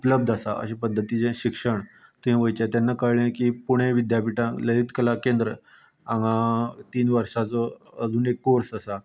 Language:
Konkani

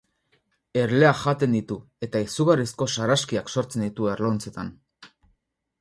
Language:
Basque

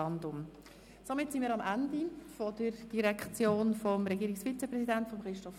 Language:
Swiss German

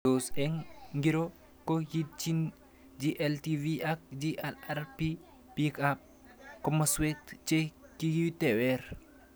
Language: Kalenjin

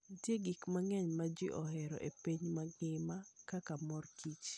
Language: Luo (Kenya and Tanzania)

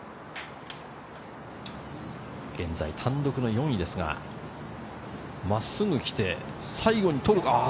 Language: Japanese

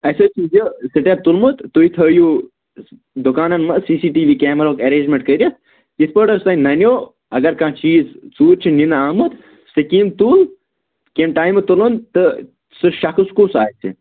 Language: Kashmiri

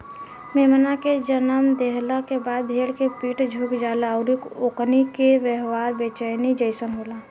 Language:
Bhojpuri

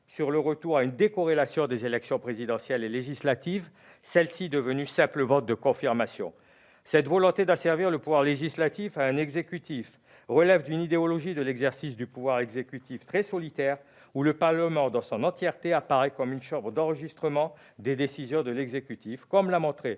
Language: French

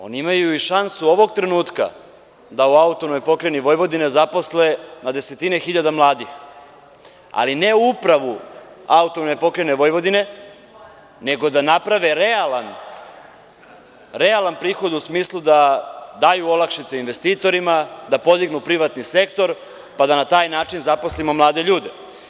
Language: Serbian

